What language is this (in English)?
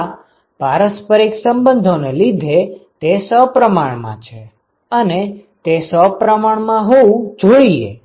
Gujarati